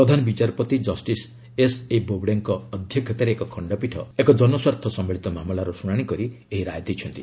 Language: Odia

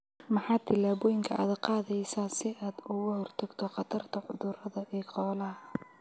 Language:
Somali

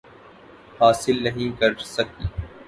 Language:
Urdu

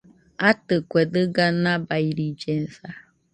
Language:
Nüpode Huitoto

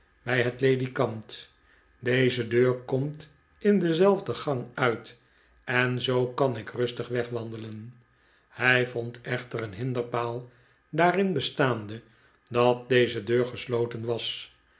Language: Dutch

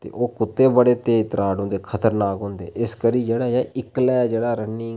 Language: Dogri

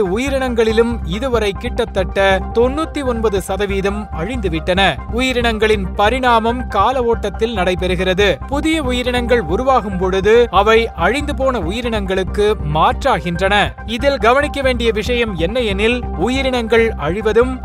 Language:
Tamil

